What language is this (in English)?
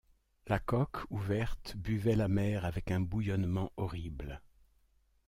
French